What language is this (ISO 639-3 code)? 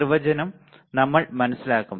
mal